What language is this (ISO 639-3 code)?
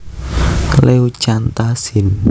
jav